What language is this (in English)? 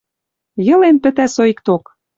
Western Mari